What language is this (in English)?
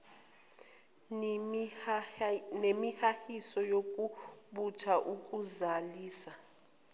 Zulu